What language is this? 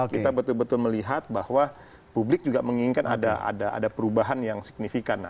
Indonesian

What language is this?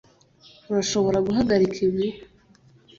Kinyarwanda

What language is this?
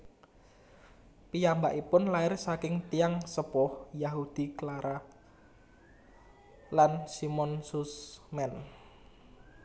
Javanese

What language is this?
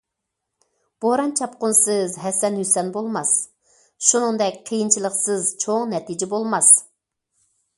Uyghur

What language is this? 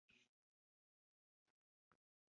Chinese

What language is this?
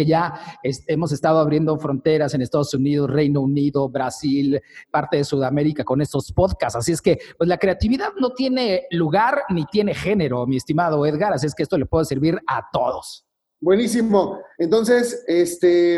Spanish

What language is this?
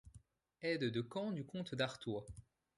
French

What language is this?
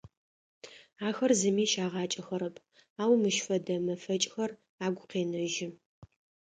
Adyghe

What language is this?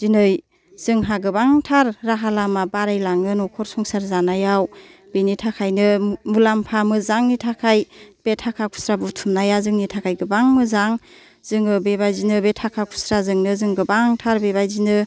Bodo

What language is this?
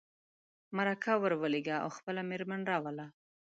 Pashto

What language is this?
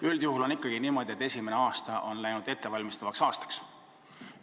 Estonian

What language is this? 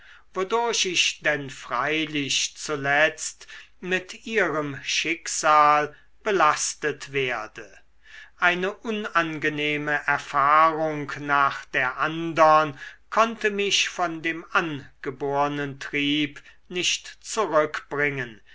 German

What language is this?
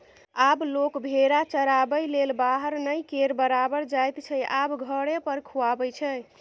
Maithili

